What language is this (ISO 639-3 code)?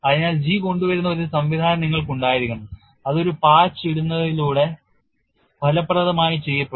mal